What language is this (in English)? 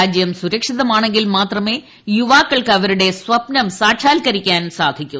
Malayalam